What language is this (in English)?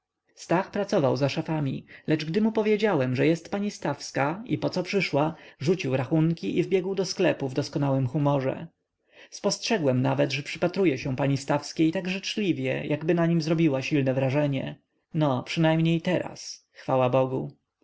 Polish